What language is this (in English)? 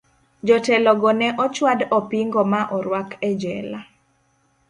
Luo (Kenya and Tanzania)